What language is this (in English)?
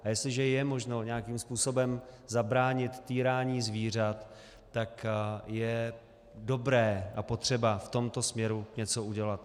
Czech